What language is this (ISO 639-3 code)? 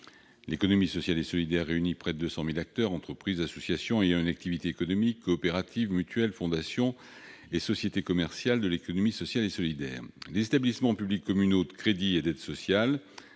fra